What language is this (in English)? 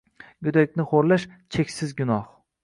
Uzbek